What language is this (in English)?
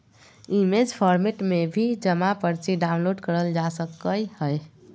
Magahi